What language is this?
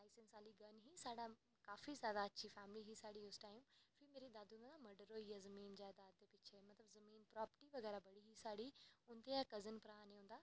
Dogri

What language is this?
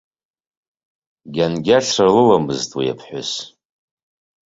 Abkhazian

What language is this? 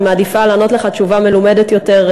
Hebrew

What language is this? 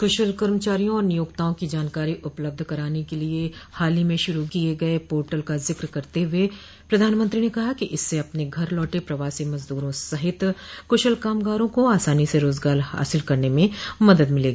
Hindi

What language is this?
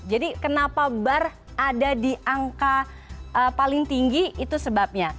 Indonesian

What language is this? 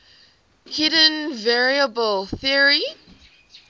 English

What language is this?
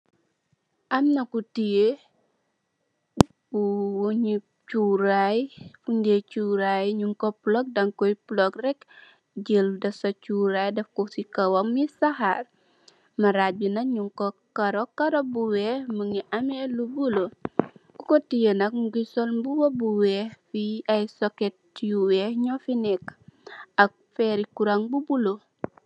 Wolof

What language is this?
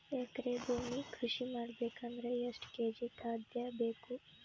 Kannada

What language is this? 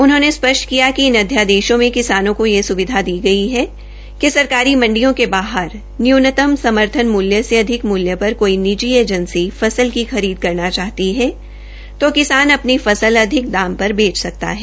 Hindi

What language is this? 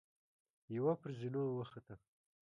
Pashto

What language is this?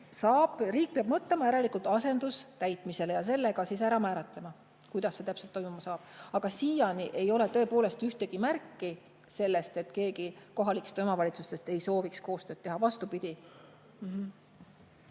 Estonian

